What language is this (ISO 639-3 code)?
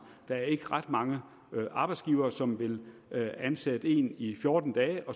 dan